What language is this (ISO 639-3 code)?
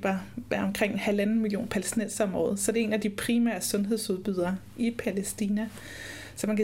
dan